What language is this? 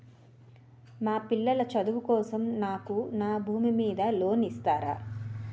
Telugu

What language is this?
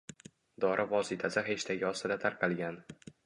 Uzbek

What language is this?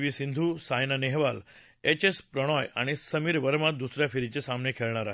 Marathi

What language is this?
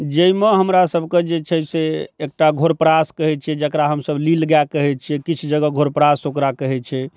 Maithili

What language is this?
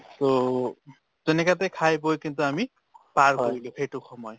Assamese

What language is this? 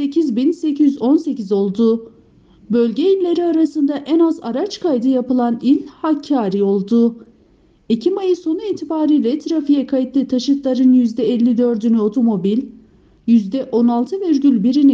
Turkish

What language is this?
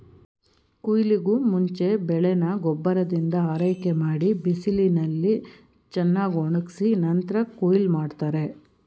Kannada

